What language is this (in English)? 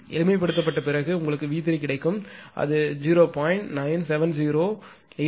Tamil